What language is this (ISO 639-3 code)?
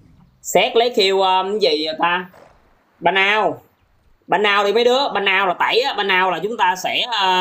vie